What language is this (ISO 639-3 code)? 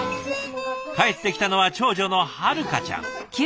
jpn